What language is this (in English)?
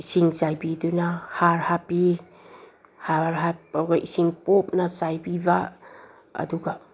Manipuri